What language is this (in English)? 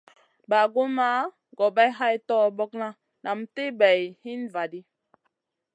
Masana